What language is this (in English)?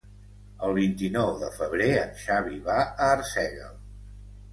Catalan